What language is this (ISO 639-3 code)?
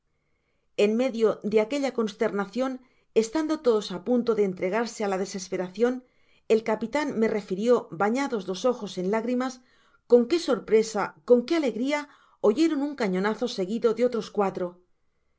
spa